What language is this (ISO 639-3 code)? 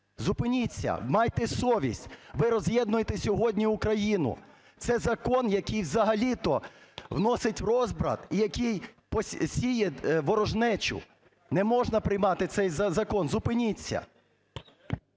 ukr